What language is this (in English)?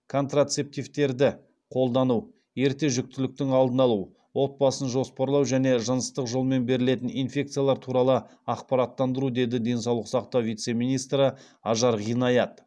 Kazakh